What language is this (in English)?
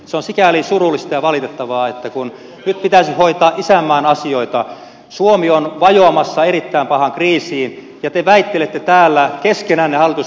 Finnish